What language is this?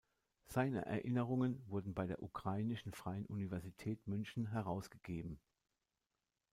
German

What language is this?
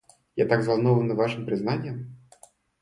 Russian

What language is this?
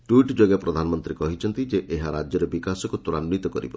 Odia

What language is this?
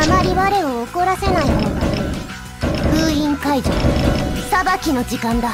Japanese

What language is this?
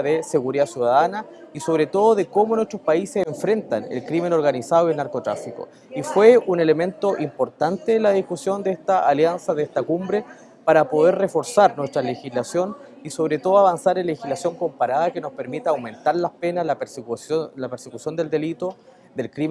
Spanish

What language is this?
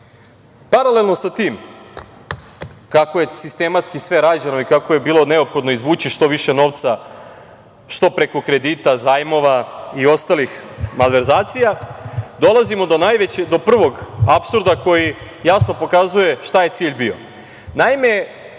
Serbian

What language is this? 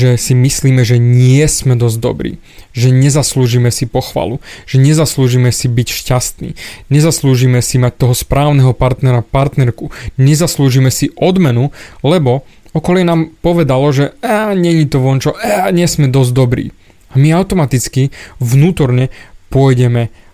Slovak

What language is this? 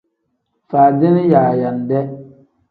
Tem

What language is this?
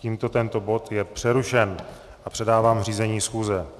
Czech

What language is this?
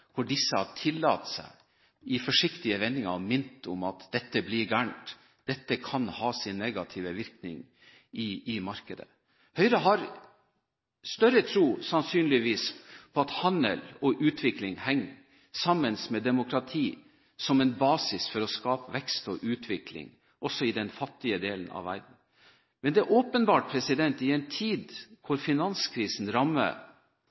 Norwegian Bokmål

